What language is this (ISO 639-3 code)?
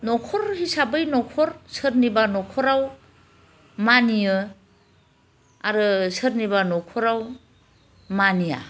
brx